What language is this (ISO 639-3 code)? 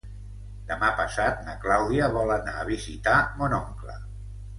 cat